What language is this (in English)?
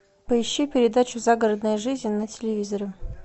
Russian